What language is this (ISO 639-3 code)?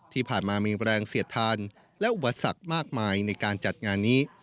tha